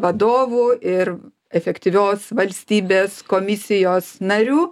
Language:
Lithuanian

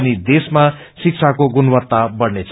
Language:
Nepali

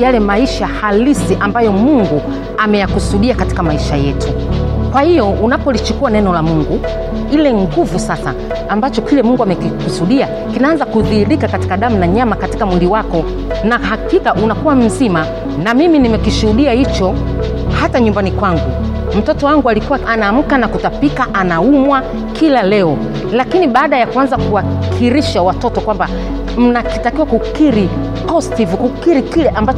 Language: Swahili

